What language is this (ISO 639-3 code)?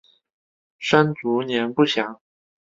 zho